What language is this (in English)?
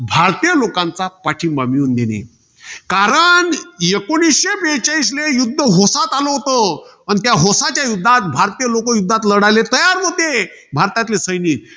Marathi